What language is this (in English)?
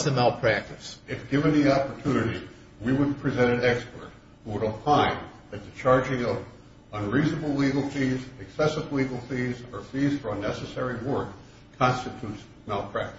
English